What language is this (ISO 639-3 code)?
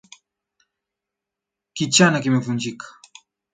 swa